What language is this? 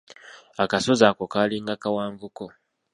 Ganda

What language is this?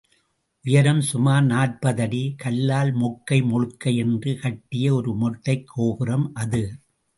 Tamil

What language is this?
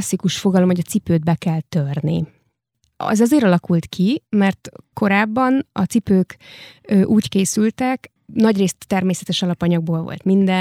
Hungarian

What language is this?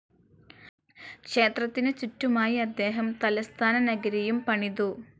Malayalam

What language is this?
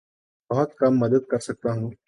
Urdu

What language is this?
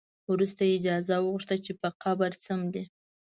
Pashto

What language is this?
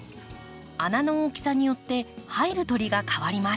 Japanese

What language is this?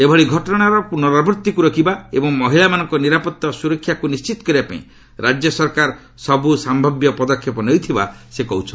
Odia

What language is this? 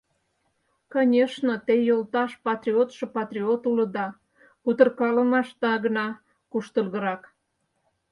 Mari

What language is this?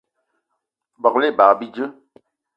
Eton (Cameroon)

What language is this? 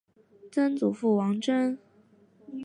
Chinese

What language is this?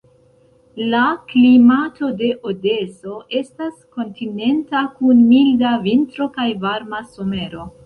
Esperanto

